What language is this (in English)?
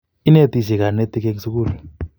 Kalenjin